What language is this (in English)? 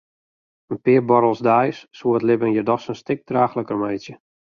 Western Frisian